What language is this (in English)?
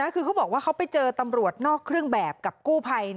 Thai